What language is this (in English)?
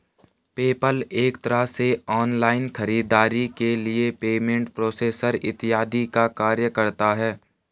Hindi